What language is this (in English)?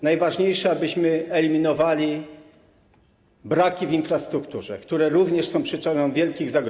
Polish